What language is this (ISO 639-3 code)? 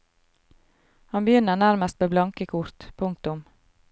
nor